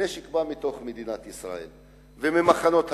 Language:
Hebrew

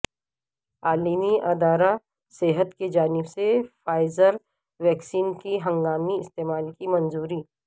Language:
Urdu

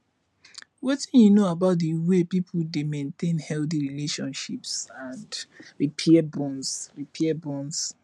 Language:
Nigerian Pidgin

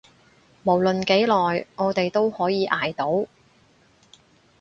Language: Cantonese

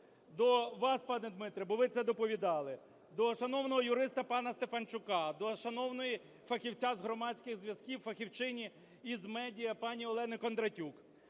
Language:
Ukrainian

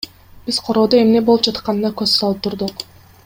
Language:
Kyrgyz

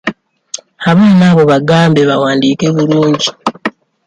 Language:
Ganda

